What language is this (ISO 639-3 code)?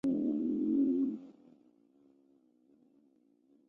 zho